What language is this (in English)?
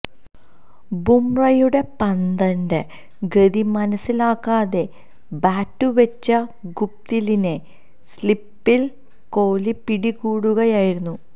Malayalam